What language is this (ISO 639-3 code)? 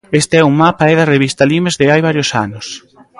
glg